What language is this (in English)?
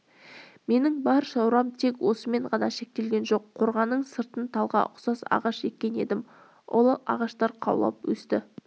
Kazakh